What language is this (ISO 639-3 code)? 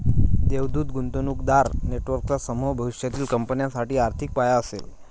mar